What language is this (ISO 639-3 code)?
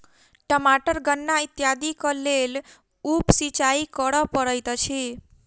mai